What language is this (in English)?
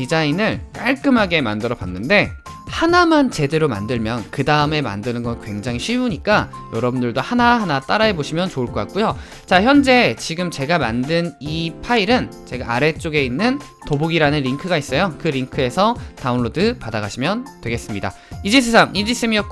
Korean